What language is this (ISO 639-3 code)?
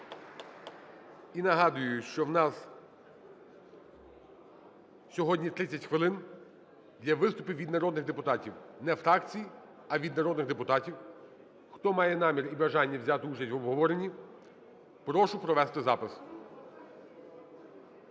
ukr